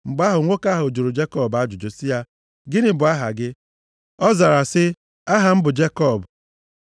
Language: Igbo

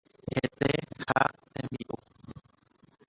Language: Guarani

